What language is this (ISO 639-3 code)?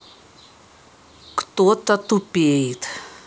rus